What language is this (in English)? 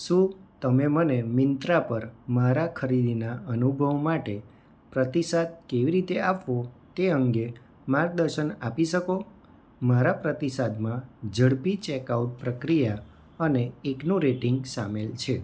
Gujarati